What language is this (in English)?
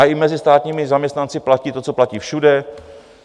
Czech